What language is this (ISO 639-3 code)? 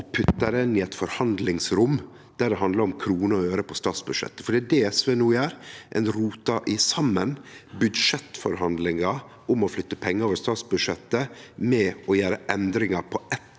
nor